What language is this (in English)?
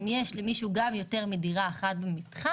Hebrew